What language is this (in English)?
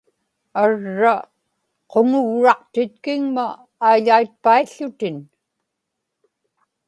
Inupiaq